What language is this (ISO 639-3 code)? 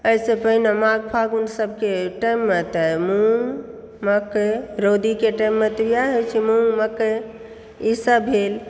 mai